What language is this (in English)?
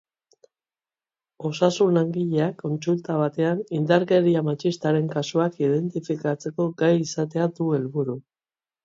Basque